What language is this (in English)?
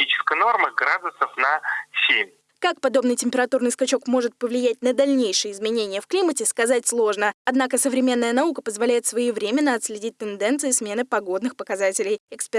Russian